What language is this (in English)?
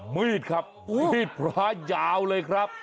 Thai